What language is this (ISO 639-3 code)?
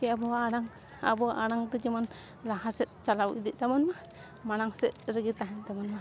sat